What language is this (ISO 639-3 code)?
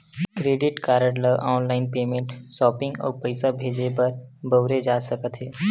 hne